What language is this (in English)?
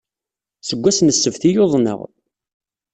Kabyle